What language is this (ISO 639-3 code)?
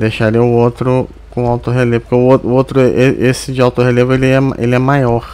por